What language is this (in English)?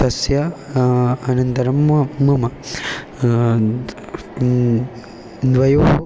Sanskrit